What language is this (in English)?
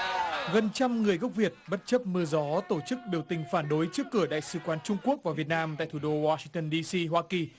Vietnamese